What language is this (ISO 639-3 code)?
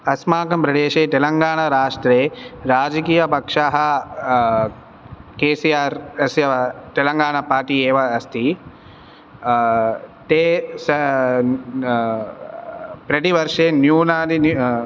san